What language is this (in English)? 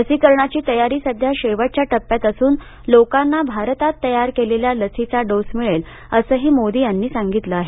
Marathi